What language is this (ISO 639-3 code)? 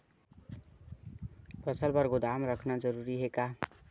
hne